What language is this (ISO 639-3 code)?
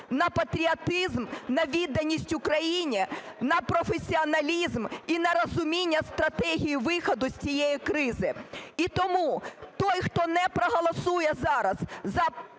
ukr